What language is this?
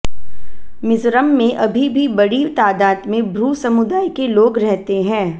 Hindi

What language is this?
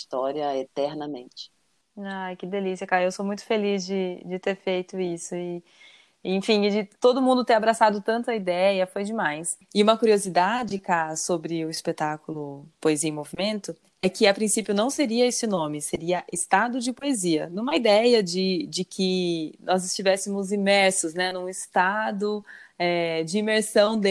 Portuguese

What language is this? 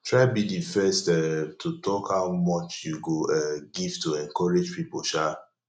Nigerian Pidgin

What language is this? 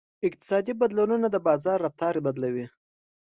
Pashto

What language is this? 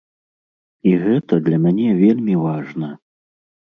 Belarusian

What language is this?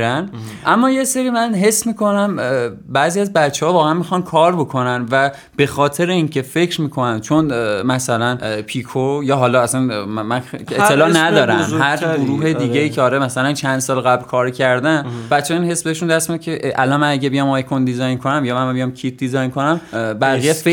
Persian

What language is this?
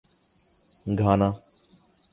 Urdu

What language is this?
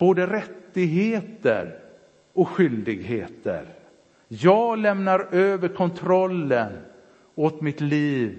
Swedish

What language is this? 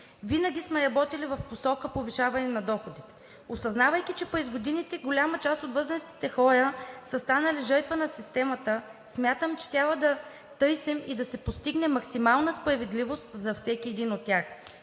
Bulgarian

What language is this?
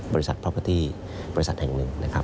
Thai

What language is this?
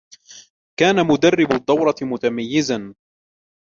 Arabic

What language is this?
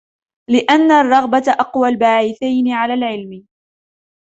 Arabic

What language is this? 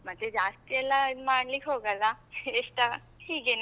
Kannada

